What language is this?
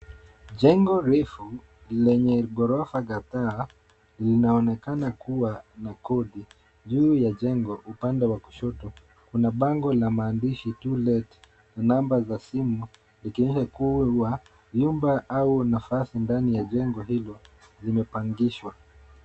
Swahili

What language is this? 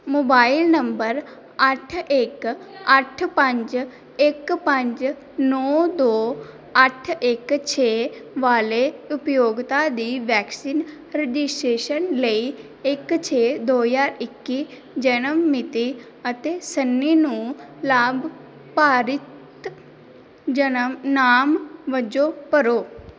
Punjabi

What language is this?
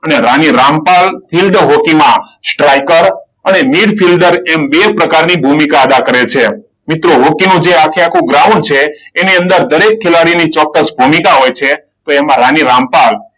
Gujarati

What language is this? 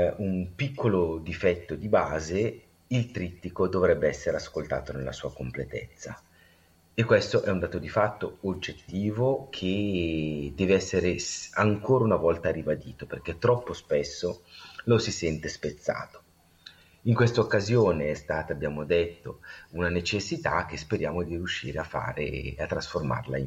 Italian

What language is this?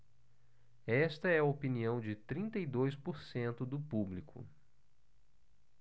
Portuguese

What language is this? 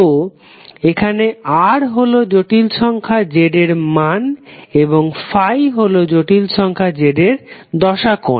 Bangla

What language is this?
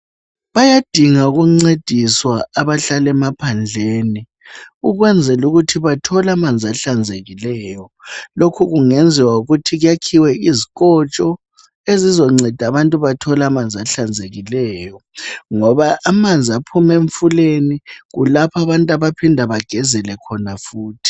North Ndebele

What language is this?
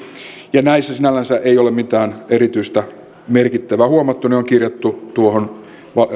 Finnish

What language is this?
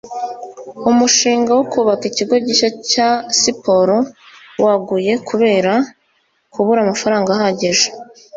Kinyarwanda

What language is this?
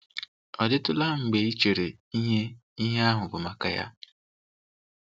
Igbo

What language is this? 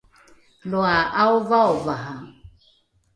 Rukai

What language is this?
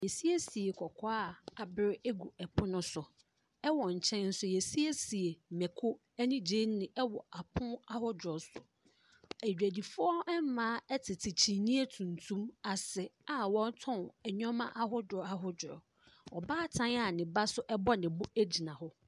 Akan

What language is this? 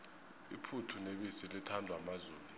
South Ndebele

